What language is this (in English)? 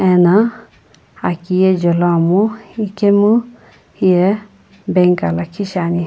Sumi Naga